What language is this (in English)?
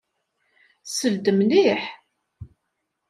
Kabyle